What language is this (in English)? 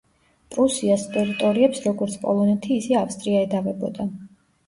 Georgian